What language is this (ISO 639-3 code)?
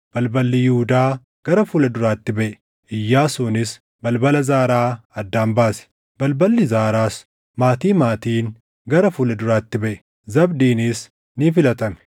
orm